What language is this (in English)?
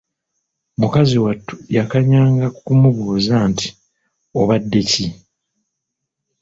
Ganda